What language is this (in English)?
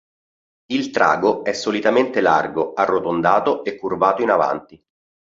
Italian